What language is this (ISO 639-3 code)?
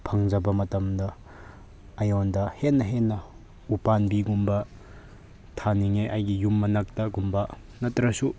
mni